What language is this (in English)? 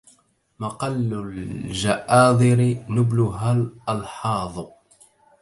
Arabic